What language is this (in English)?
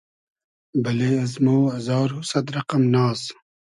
Hazaragi